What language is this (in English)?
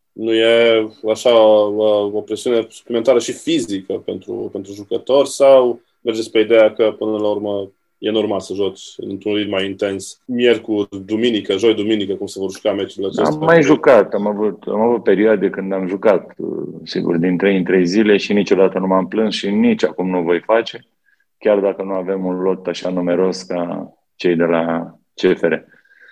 Romanian